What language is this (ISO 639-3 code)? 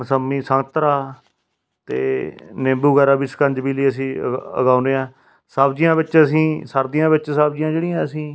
pan